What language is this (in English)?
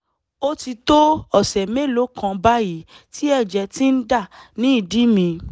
Yoruba